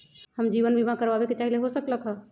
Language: Magahi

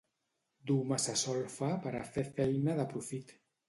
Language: Catalan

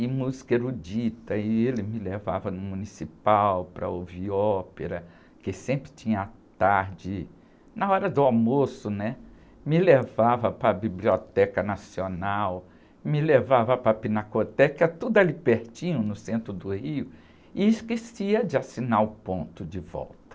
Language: Portuguese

